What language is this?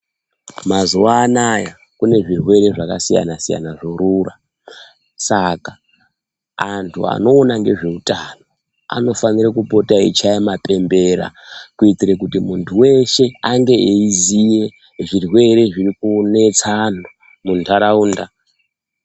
Ndau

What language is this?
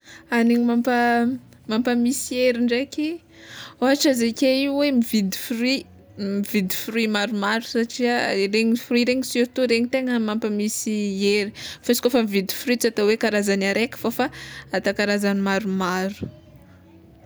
Tsimihety Malagasy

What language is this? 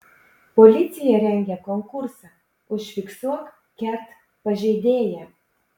Lithuanian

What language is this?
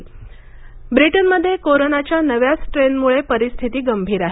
Marathi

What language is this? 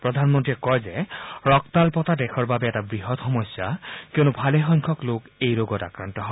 Assamese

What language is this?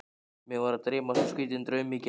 Icelandic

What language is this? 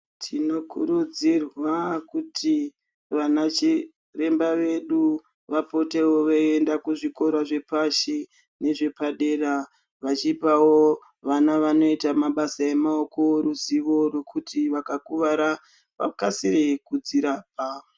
Ndau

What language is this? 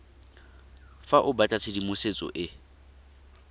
Tswana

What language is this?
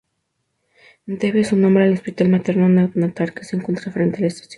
Spanish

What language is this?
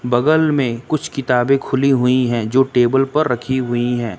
Hindi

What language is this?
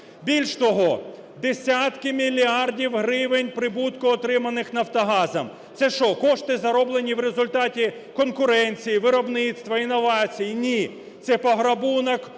Ukrainian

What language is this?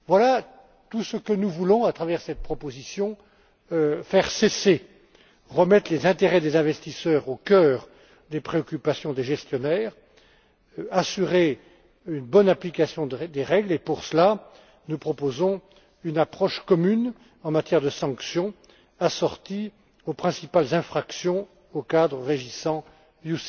French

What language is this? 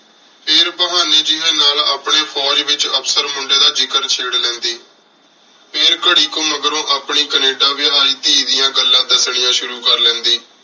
Punjabi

